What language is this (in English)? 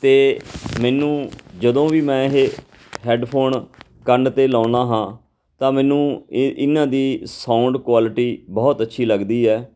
Punjabi